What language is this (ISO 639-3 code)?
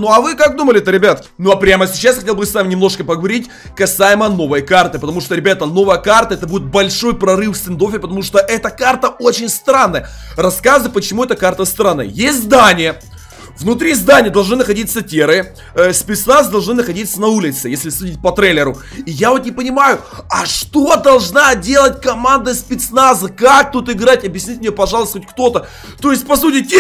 rus